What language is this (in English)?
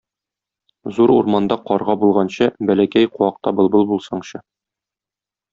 Tatar